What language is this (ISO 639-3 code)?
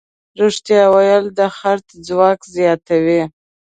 pus